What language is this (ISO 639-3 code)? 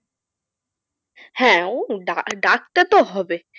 ben